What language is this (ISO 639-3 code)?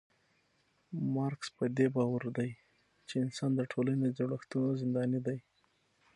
pus